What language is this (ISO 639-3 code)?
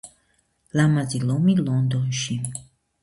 kat